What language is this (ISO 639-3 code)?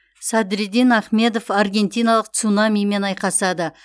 kaz